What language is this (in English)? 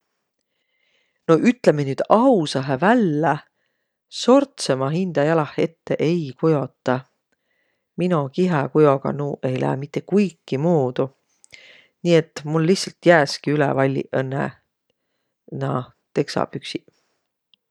Võro